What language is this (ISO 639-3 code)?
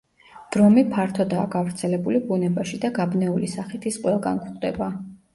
kat